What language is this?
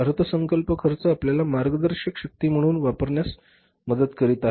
Marathi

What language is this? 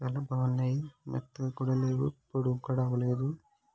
Telugu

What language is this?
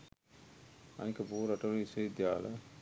Sinhala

